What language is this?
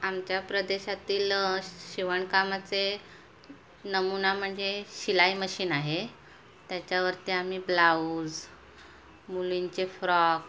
Marathi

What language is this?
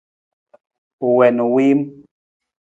Nawdm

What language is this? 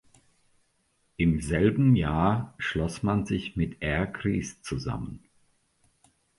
German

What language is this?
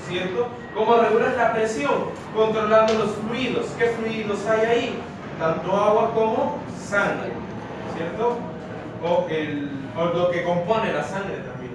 Spanish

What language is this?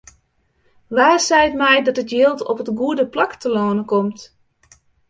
Western Frisian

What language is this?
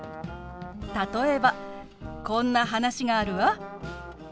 Japanese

